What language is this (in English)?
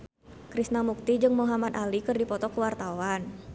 Sundanese